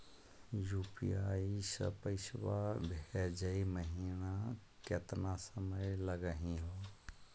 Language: Magahi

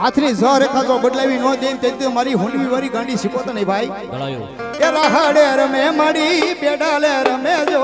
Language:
Gujarati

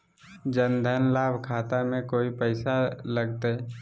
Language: Magahi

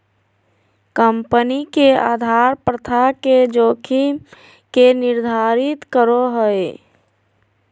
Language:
Magahi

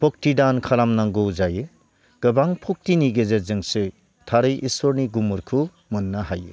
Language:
Bodo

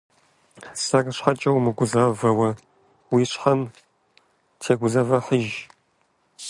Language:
Kabardian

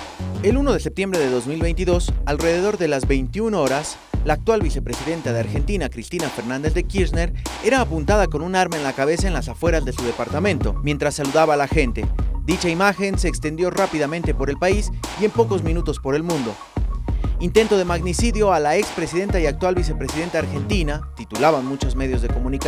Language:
Spanish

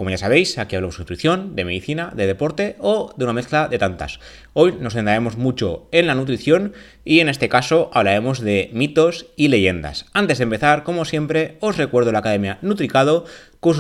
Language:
Spanish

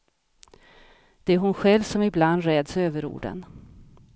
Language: Swedish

